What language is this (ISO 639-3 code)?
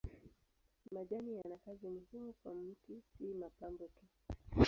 swa